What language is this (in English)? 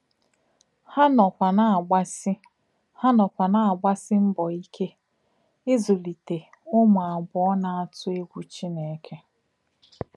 Igbo